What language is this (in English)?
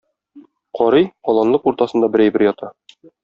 Tatar